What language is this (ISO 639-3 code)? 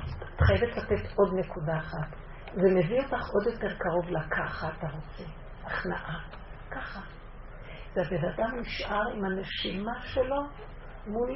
heb